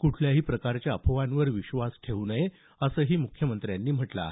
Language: Marathi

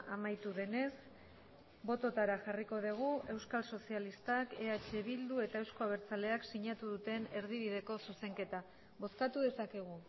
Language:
Basque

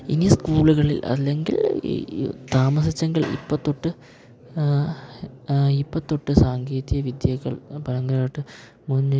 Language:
Malayalam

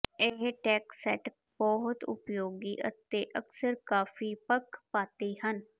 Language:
Punjabi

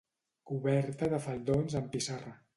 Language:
Catalan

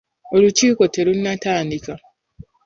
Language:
Ganda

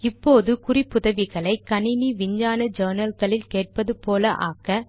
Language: Tamil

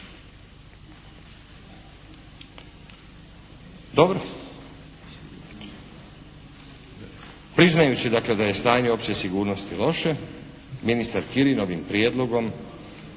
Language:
Croatian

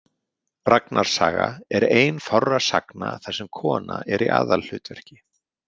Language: Icelandic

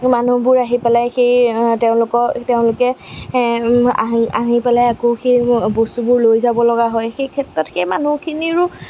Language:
Assamese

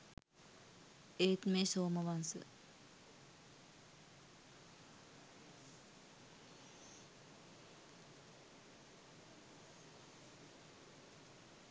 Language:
Sinhala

